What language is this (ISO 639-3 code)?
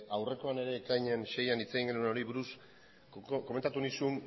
eus